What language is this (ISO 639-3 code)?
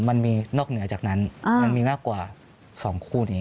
tha